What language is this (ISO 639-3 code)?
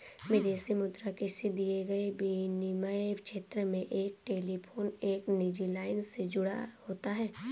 hin